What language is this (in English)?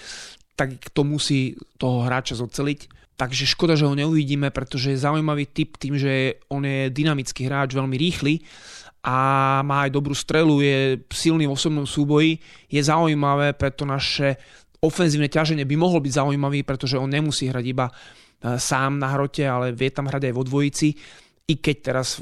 Slovak